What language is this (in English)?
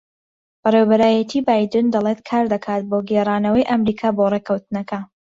Central Kurdish